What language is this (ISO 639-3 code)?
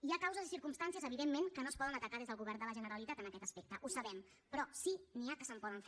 cat